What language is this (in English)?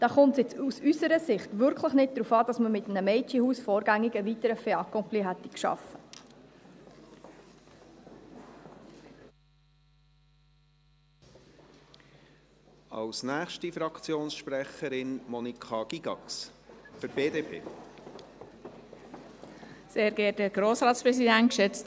Swiss German